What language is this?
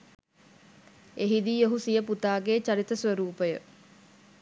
Sinhala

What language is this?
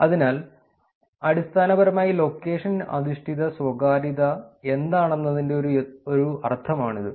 Malayalam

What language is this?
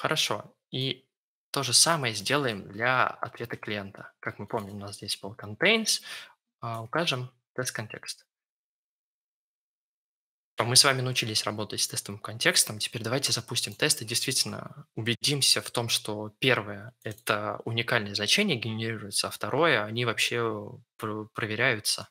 Russian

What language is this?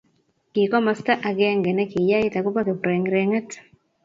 Kalenjin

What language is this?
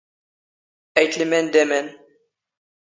Standard Moroccan Tamazight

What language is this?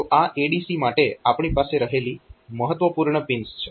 Gujarati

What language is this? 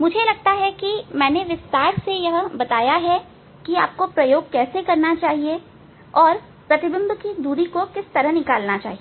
Hindi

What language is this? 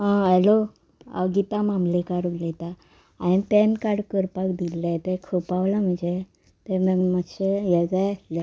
Konkani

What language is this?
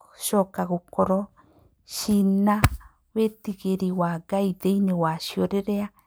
Kikuyu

